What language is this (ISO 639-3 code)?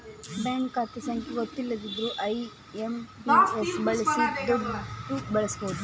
kan